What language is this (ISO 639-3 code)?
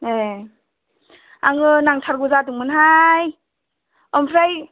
brx